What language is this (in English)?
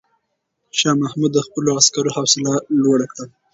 Pashto